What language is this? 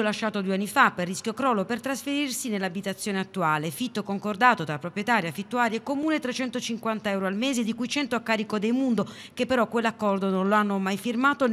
Italian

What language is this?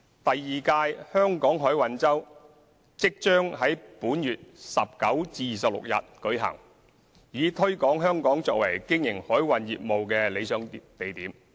Cantonese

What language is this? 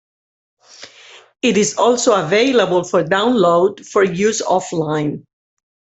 English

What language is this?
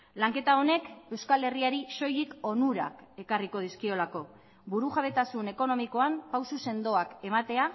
Basque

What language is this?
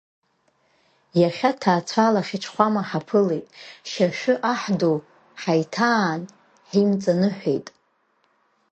Abkhazian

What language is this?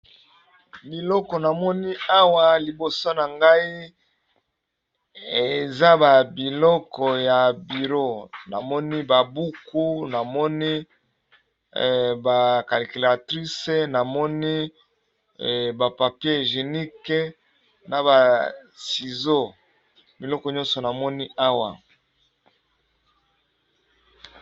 Lingala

